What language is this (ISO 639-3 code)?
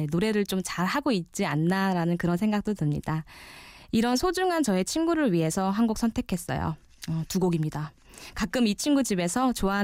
kor